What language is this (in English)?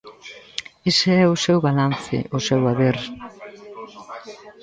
Galician